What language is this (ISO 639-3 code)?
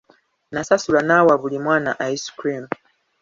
lug